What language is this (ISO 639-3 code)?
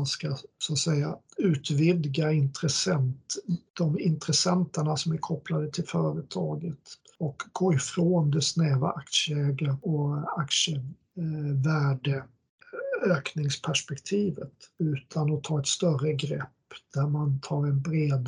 swe